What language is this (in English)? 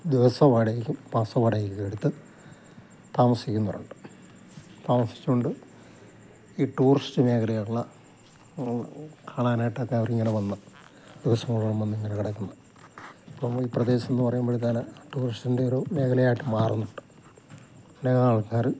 Malayalam